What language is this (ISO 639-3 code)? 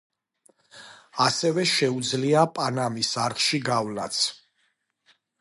kat